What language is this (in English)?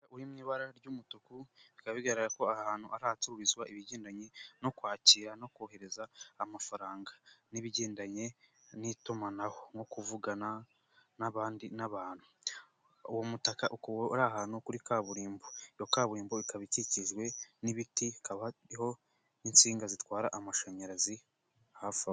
Kinyarwanda